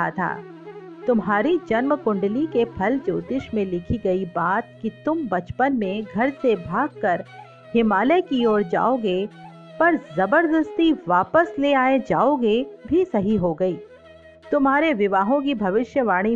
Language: Hindi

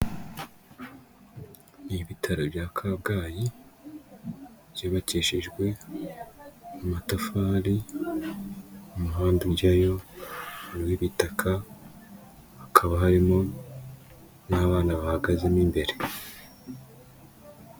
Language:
Kinyarwanda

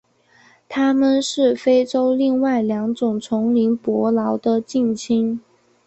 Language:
Chinese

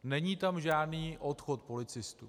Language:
Czech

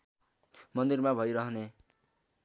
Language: Nepali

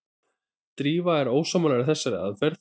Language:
Icelandic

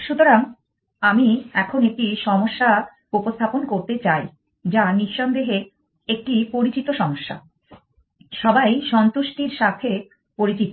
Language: Bangla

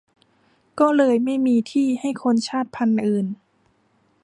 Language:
Thai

